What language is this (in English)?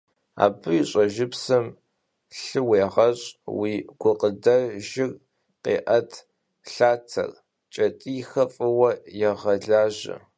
Kabardian